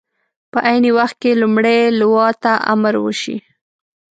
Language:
Pashto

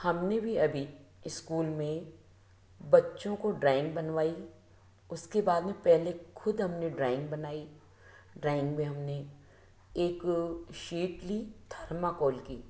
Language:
Hindi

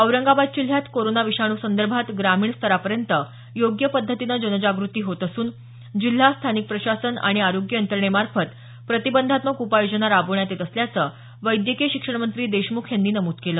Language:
Marathi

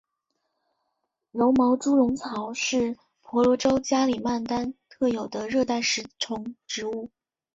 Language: Chinese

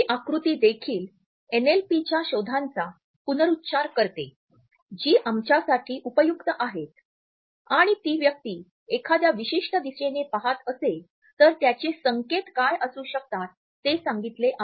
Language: Marathi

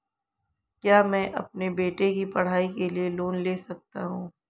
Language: Hindi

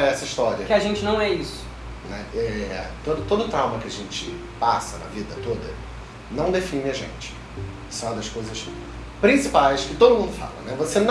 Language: Portuguese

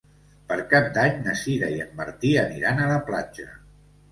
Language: Catalan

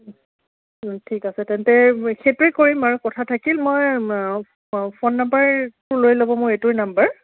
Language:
Assamese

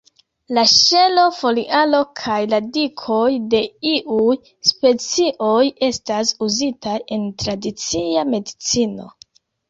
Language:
Esperanto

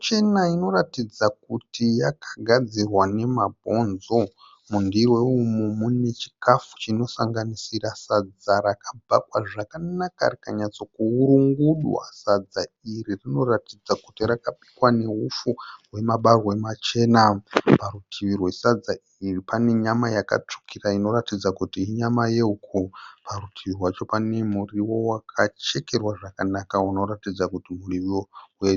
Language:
Shona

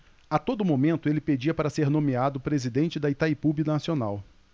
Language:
Portuguese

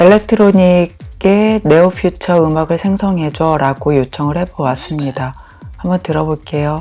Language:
Korean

